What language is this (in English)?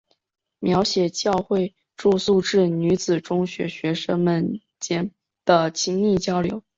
Chinese